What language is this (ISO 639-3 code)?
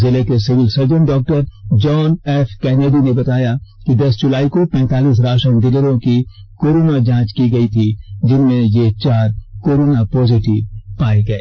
hin